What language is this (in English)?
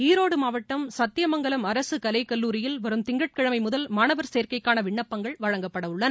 Tamil